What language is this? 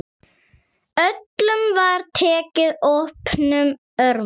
Icelandic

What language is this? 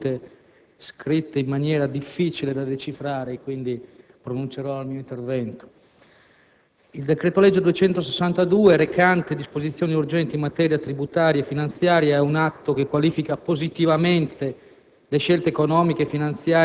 Italian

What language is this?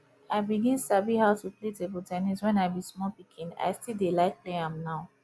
Nigerian Pidgin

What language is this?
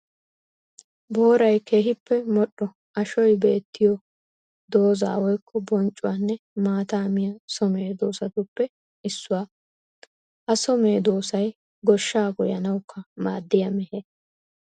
Wolaytta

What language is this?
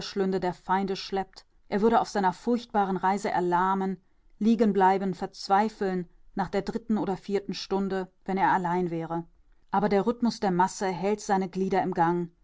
German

